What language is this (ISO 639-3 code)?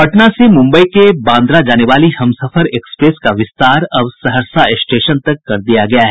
hin